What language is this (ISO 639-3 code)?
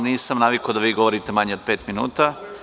srp